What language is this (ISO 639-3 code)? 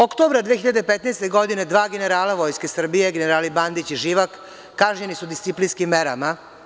srp